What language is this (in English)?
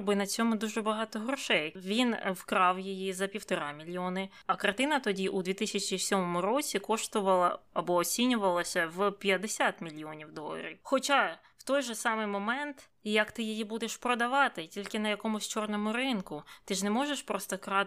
Ukrainian